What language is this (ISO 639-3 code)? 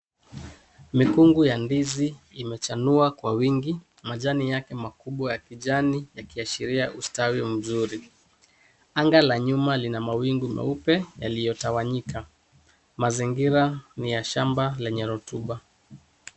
swa